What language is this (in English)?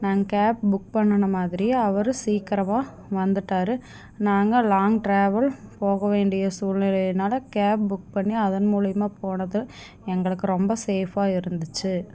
Tamil